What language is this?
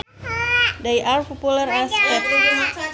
Sundanese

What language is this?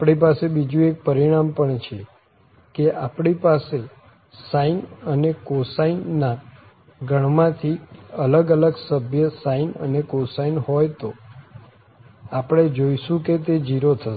Gujarati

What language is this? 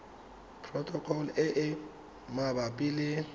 Tswana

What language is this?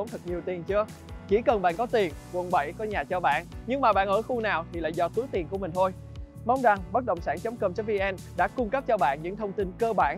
Vietnamese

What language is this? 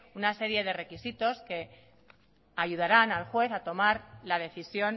Spanish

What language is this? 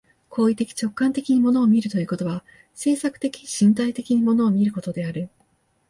Japanese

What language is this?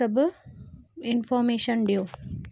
Sindhi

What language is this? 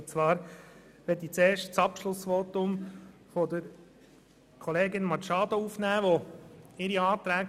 Swiss German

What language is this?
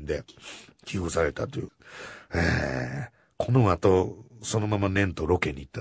Japanese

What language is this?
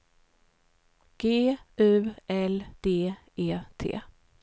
Swedish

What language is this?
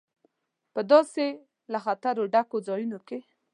Pashto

